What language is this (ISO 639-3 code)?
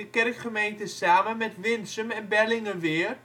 nld